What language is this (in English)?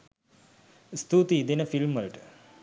Sinhala